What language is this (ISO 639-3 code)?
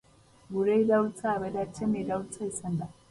eus